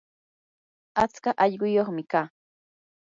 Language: Yanahuanca Pasco Quechua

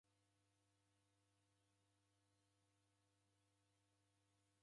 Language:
Taita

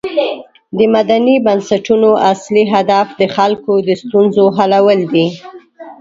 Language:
Pashto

